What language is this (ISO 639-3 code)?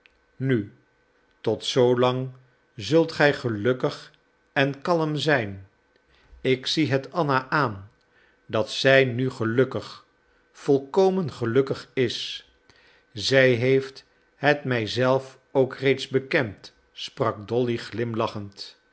nld